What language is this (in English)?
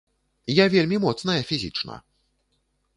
Belarusian